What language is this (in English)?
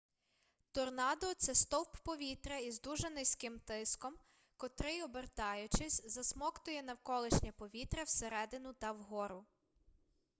Ukrainian